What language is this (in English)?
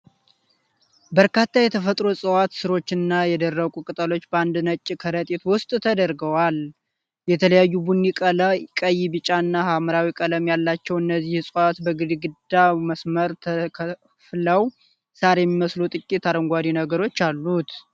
Amharic